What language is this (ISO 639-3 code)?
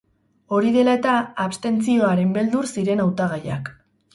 eus